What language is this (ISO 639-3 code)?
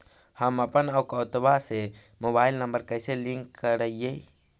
mag